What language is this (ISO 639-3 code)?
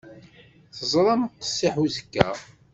kab